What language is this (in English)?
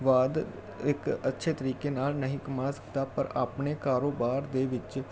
Punjabi